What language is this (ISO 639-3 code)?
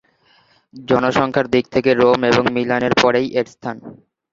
ben